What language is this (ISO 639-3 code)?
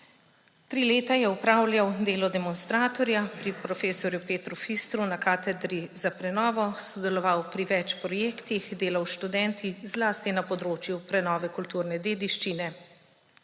slv